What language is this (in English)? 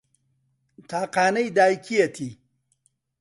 Central Kurdish